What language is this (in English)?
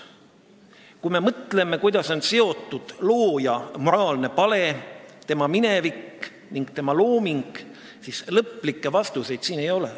Estonian